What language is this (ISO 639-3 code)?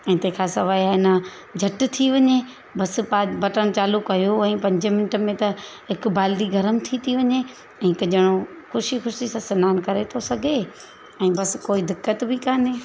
snd